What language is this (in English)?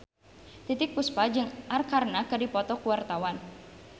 Sundanese